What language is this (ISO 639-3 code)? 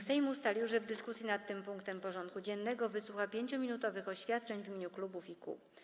pol